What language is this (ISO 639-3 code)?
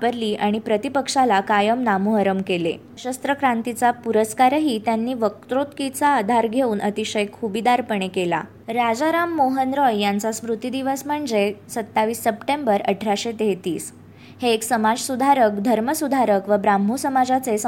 mar